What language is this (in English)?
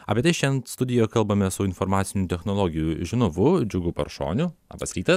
Lithuanian